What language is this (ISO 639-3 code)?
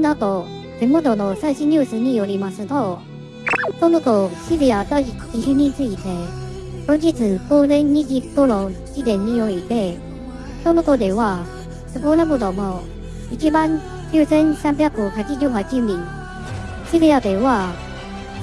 jpn